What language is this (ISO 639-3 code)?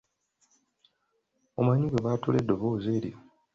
lug